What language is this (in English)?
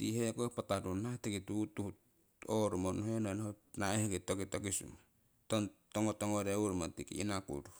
Siwai